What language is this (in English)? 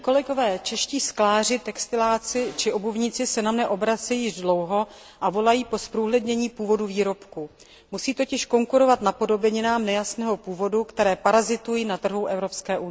Czech